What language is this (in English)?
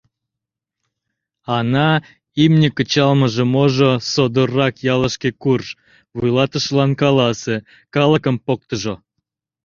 Mari